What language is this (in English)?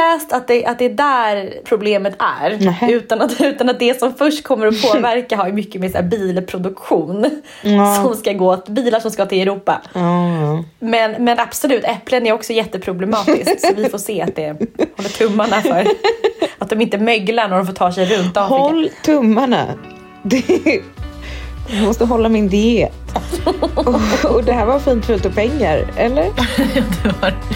Swedish